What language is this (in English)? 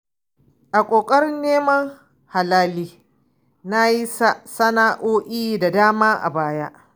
Hausa